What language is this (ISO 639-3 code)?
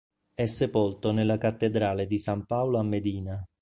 ita